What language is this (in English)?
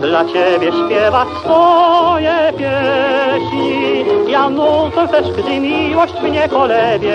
Polish